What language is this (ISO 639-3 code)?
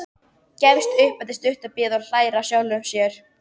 isl